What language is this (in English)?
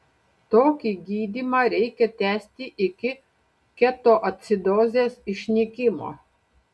Lithuanian